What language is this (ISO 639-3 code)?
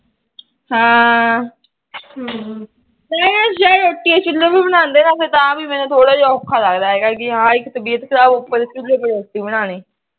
pan